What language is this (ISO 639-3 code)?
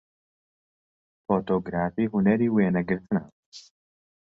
ckb